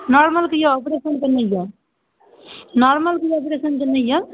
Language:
Maithili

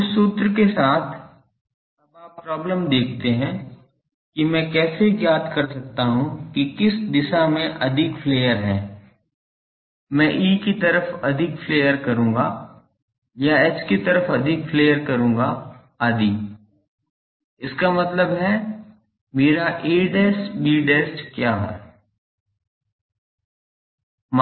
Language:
Hindi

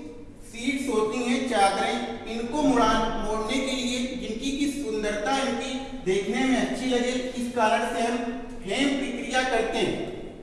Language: Hindi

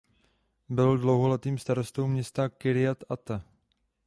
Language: Czech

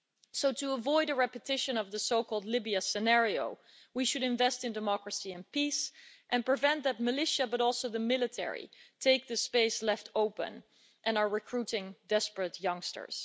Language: English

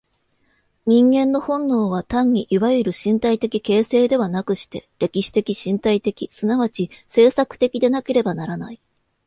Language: Japanese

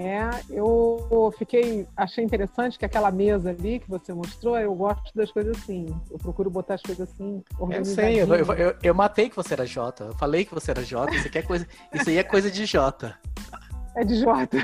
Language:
Portuguese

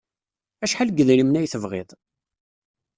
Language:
Kabyle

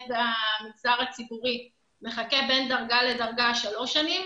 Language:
Hebrew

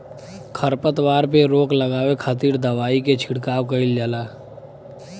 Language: Bhojpuri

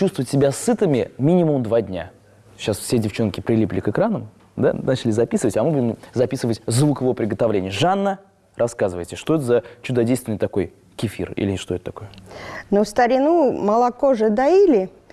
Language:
Russian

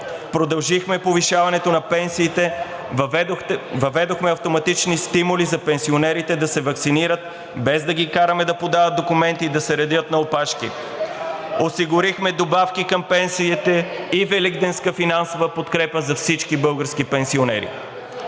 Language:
Bulgarian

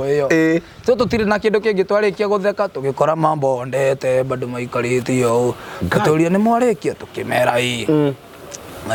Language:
Swahili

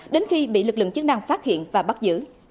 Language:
Vietnamese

